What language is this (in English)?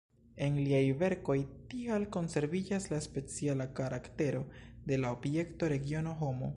Esperanto